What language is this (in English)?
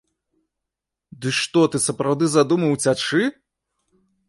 Belarusian